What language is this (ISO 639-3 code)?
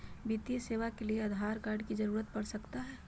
mag